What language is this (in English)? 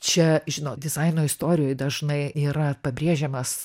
Lithuanian